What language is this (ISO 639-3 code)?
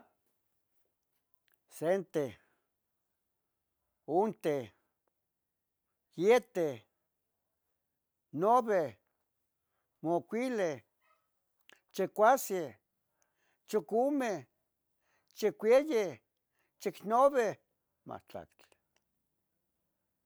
nhg